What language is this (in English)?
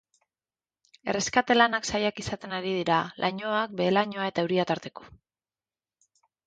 Basque